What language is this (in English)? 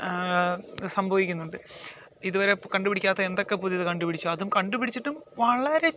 Malayalam